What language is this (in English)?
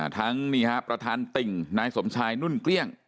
Thai